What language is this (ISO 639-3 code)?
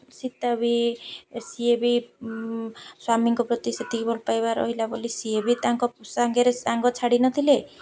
ori